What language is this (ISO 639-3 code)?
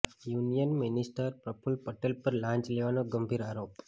guj